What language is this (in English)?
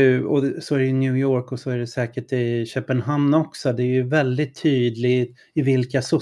Swedish